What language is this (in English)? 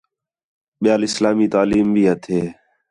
Khetrani